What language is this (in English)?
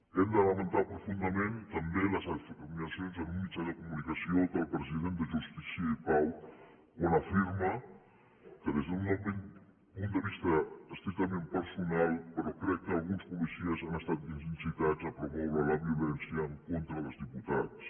Catalan